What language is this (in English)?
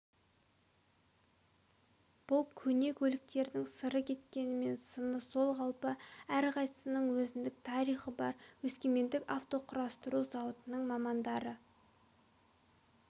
Kazakh